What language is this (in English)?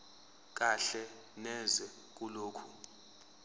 Zulu